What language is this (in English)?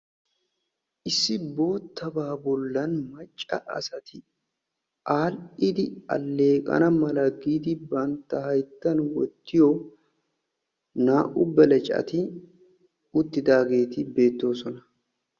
Wolaytta